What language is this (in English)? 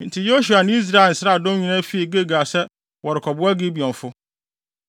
Akan